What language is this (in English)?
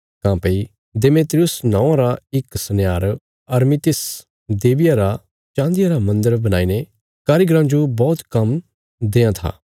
Bilaspuri